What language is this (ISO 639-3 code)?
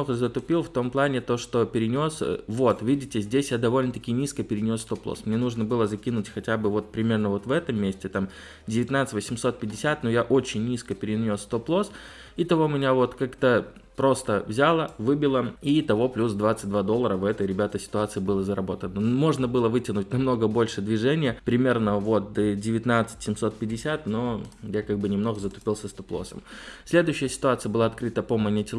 rus